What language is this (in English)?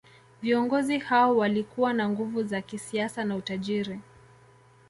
Swahili